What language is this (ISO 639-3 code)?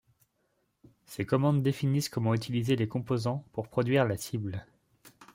fra